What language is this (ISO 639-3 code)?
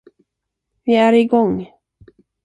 swe